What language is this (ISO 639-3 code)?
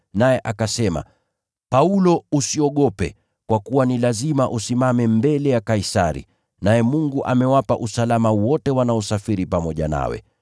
swa